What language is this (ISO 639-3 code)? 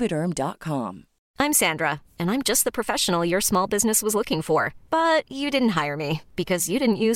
fil